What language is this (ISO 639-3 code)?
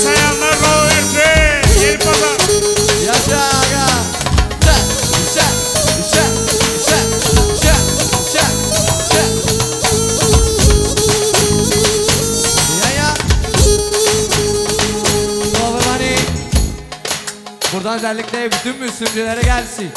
tur